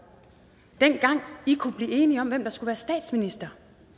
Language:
Danish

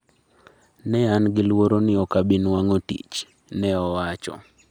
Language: Luo (Kenya and Tanzania)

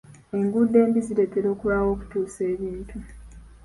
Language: Ganda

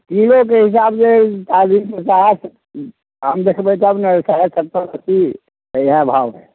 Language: Maithili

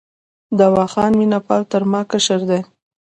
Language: Pashto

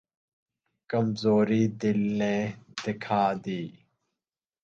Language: Urdu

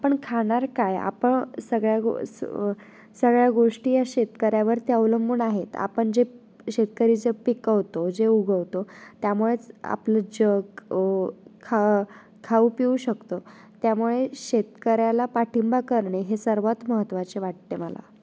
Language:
Marathi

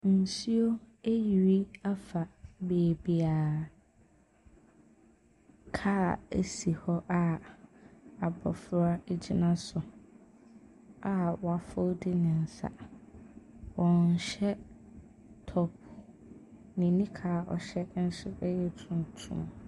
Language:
Akan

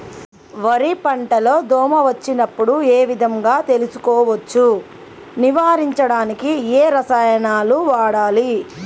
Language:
Telugu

